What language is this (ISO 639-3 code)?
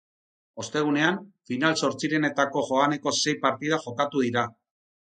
eus